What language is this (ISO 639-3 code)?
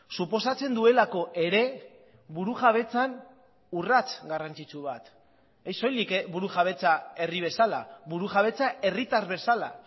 eus